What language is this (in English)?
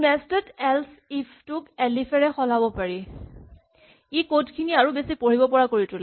Assamese